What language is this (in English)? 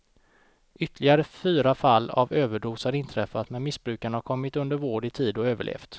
Swedish